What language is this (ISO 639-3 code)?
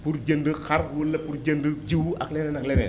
wol